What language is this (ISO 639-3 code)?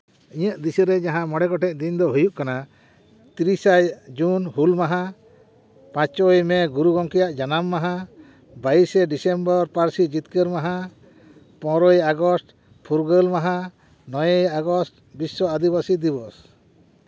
sat